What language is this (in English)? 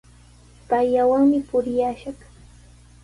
Sihuas Ancash Quechua